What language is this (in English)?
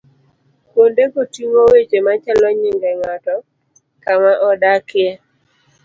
Luo (Kenya and Tanzania)